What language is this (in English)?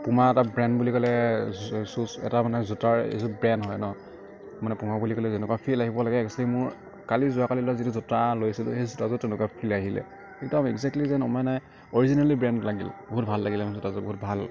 Assamese